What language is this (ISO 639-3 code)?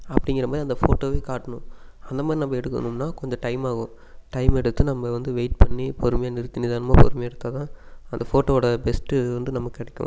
tam